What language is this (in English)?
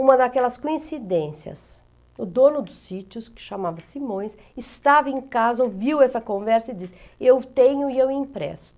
Portuguese